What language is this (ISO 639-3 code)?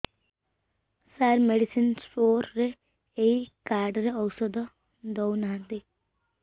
ori